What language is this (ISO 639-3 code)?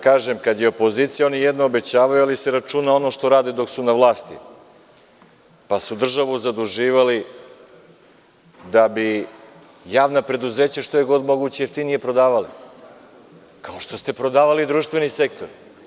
srp